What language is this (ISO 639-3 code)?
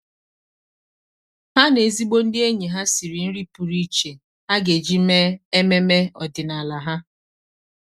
ibo